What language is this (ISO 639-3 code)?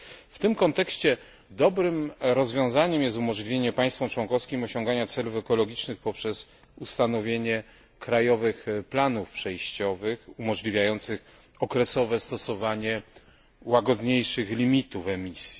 pol